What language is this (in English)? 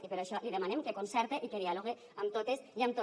Catalan